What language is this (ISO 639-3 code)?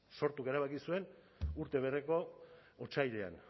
eus